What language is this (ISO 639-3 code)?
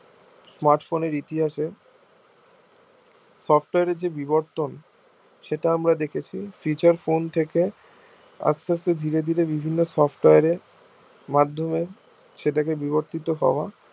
ben